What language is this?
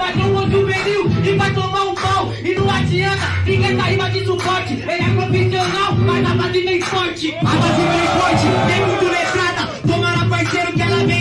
Portuguese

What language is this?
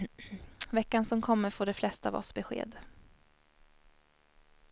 Swedish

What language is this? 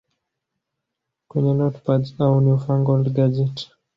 Swahili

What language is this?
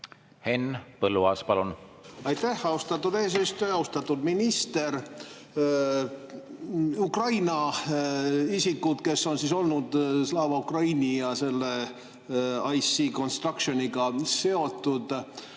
Estonian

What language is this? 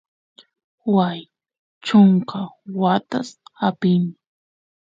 Santiago del Estero Quichua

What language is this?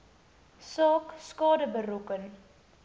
Afrikaans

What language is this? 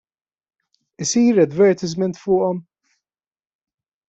Maltese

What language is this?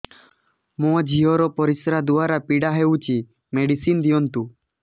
Odia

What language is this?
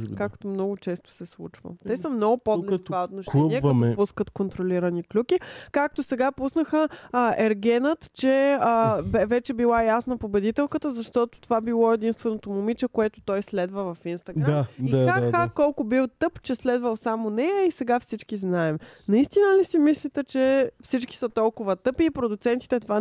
Bulgarian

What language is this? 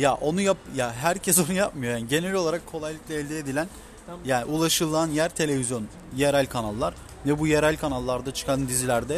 Turkish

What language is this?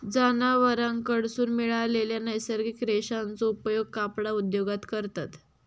Marathi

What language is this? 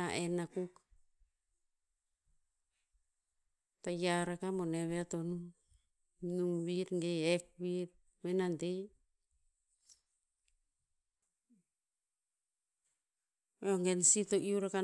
Tinputz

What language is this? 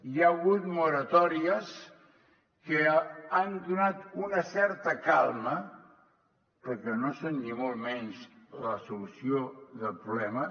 Catalan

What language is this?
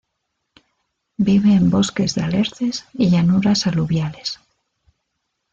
Spanish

